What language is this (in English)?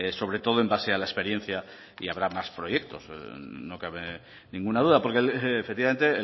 Spanish